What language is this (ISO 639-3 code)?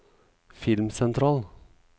nor